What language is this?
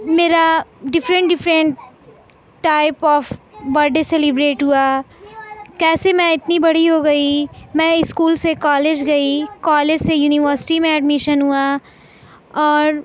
Urdu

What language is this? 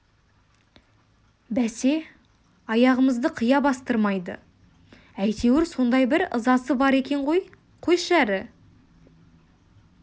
Kazakh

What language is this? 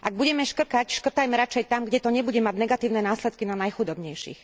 Slovak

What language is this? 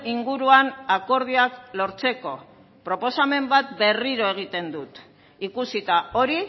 Basque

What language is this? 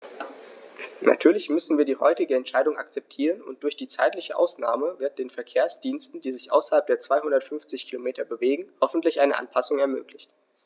German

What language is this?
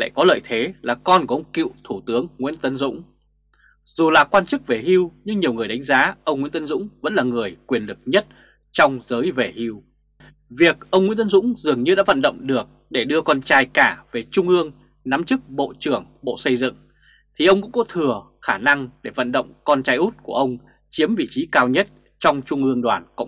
Vietnamese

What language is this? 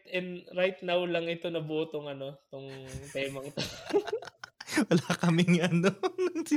Filipino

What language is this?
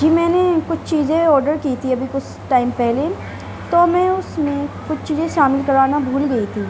Urdu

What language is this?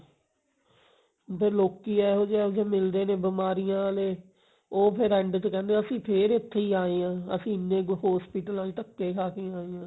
Punjabi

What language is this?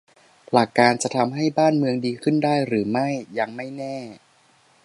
Thai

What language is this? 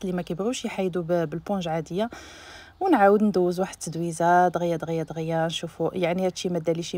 Arabic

